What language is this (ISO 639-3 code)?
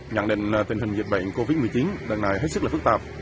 vie